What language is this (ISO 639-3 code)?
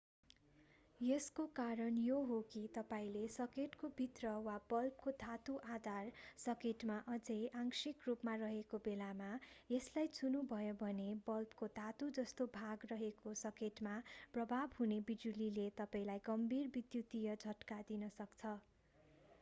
nep